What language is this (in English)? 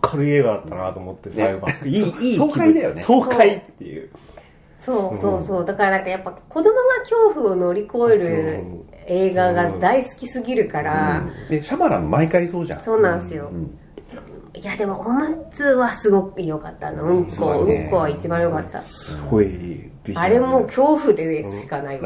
Japanese